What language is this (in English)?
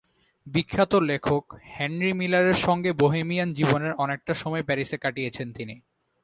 Bangla